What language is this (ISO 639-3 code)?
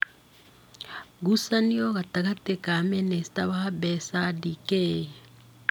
kik